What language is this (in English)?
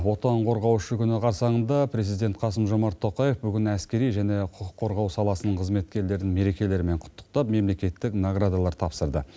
Kazakh